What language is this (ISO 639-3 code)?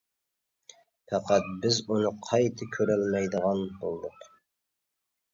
uig